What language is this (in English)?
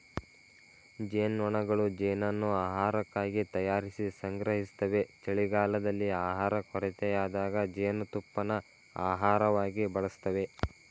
Kannada